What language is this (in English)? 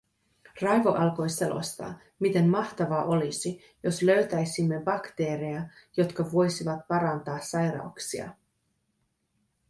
Finnish